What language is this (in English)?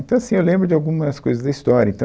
Portuguese